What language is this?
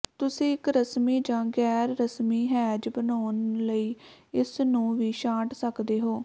Punjabi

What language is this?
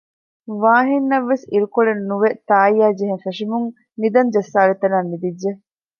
Divehi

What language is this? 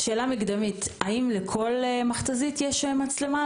Hebrew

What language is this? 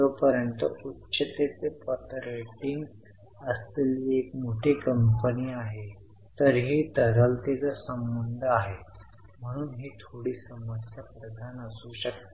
Marathi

